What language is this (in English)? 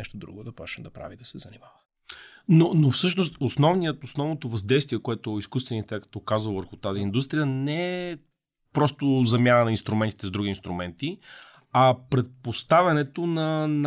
Bulgarian